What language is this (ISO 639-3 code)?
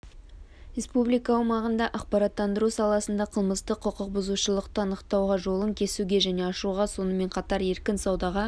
kaz